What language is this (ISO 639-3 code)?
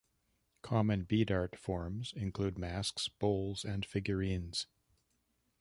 eng